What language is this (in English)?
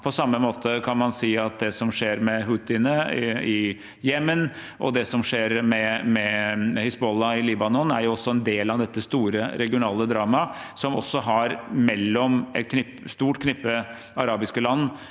Norwegian